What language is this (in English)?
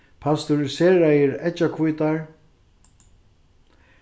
Faroese